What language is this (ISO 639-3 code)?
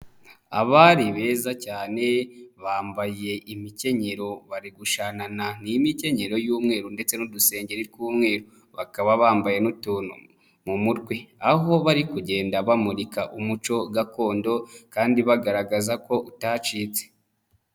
kin